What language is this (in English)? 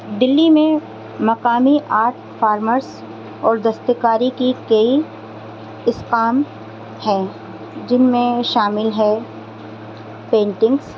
Urdu